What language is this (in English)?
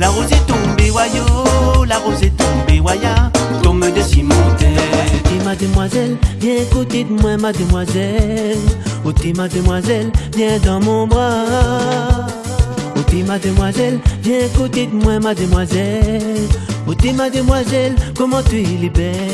French